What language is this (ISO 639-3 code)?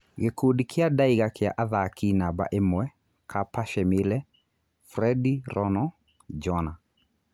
kik